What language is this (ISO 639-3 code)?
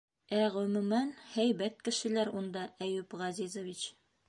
bak